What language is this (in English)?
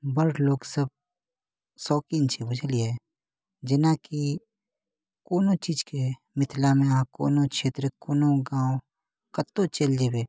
Maithili